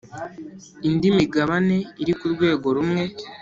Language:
Kinyarwanda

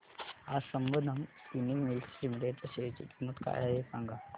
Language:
Marathi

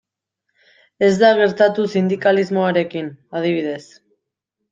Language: Basque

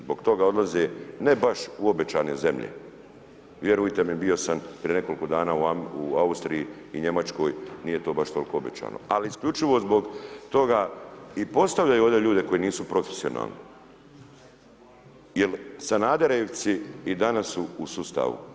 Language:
Croatian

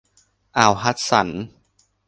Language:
Thai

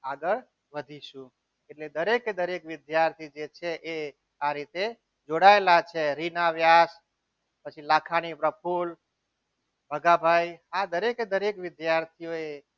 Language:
Gujarati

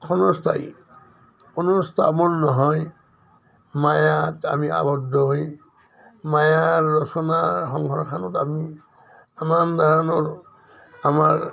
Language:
Assamese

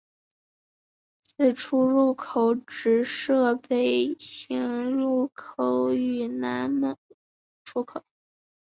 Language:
Chinese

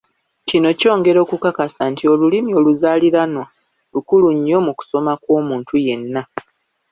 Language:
Ganda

